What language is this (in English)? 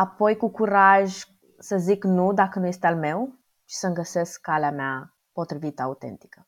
Romanian